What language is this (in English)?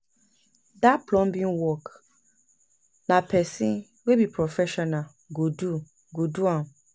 Nigerian Pidgin